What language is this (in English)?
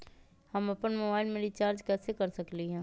Magahi